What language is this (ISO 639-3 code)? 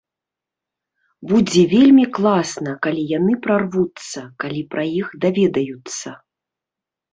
bel